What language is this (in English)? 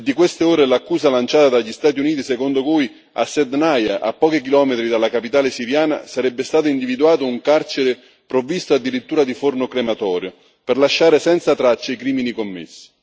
Italian